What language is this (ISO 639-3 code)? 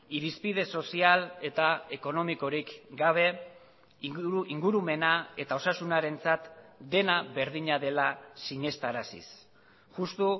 eus